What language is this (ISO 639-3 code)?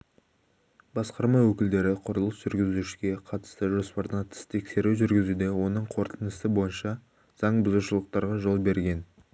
kaz